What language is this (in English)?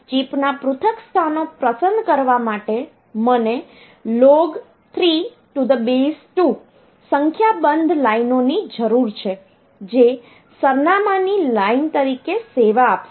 Gujarati